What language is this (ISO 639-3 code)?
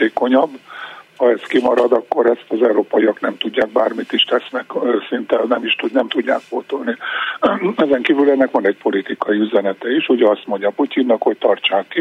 hun